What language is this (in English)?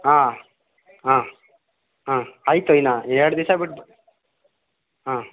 Kannada